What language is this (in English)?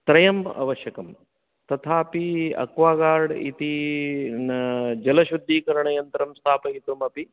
Sanskrit